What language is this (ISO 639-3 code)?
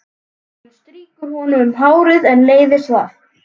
isl